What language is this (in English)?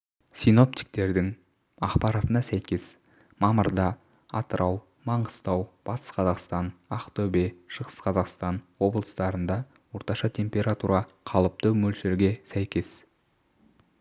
Kazakh